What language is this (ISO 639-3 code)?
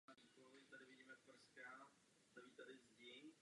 ces